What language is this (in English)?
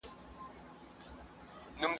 Pashto